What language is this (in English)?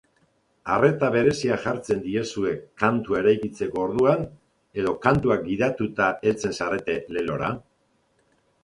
Basque